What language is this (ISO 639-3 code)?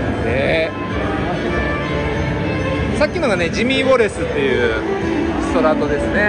jpn